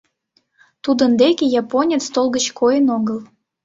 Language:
Mari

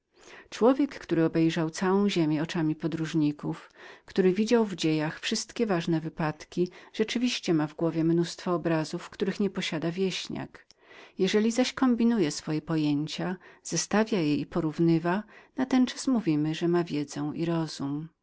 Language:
Polish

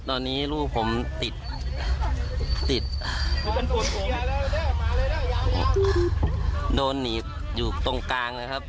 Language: Thai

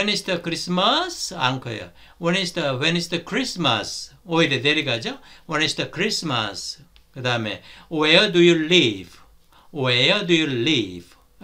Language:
Korean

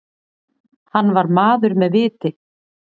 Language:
Icelandic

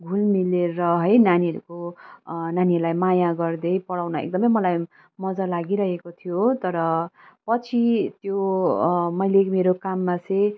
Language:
Nepali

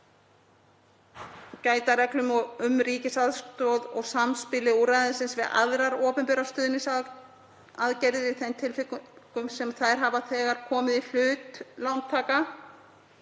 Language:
Icelandic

